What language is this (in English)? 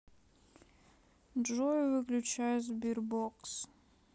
Russian